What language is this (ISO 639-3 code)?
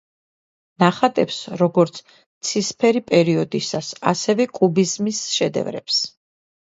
kat